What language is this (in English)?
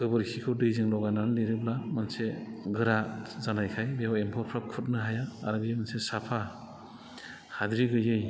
Bodo